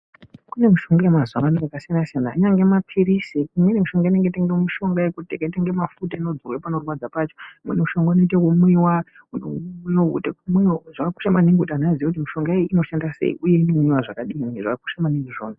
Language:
Ndau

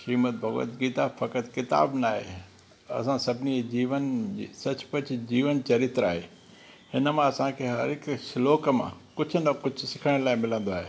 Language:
Sindhi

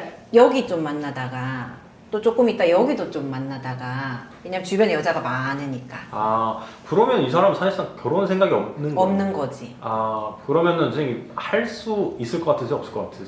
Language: Korean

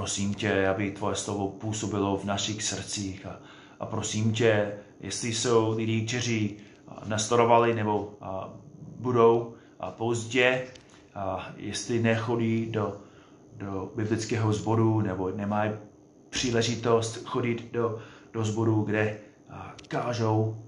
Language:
Czech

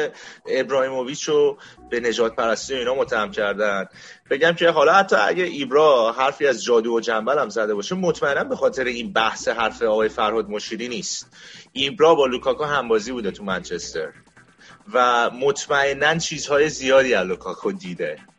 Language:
Persian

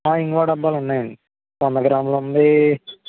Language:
Telugu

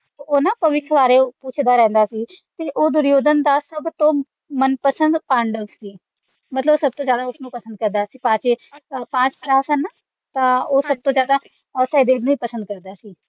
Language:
Punjabi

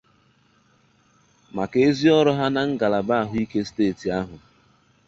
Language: Igbo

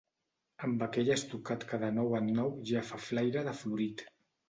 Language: Catalan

